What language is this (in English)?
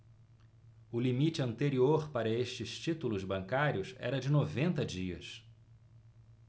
Portuguese